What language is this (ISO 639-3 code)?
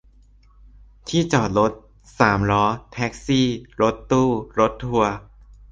tha